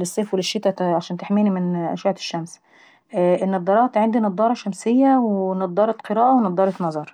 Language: Saidi Arabic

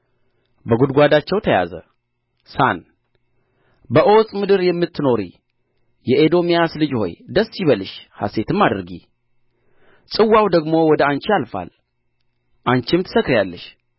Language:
Amharic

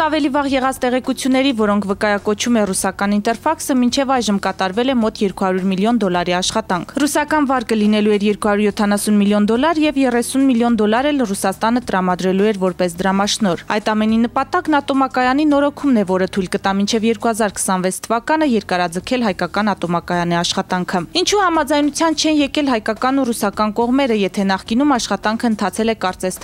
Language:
Romanian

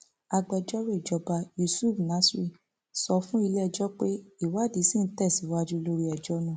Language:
Yoruba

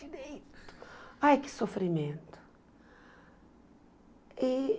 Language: Portuguese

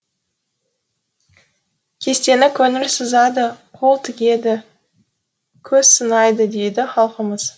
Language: Kazakh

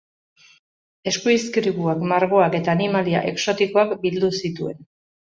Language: Basque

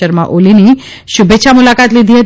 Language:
Gujarati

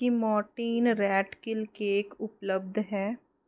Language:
Punjabi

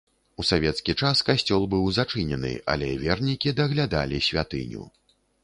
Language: Belarusian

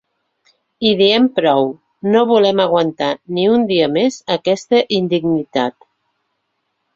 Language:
Catalan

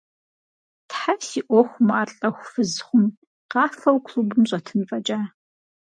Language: Kabardian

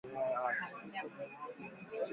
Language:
Swahili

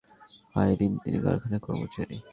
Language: Bangla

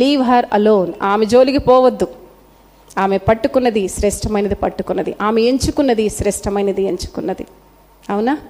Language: Telugu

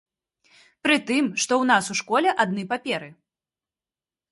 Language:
Belarusian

